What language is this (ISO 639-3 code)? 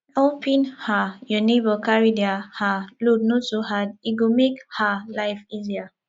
pcm